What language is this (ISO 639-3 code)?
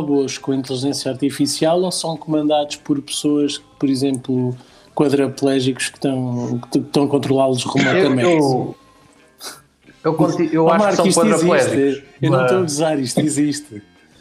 por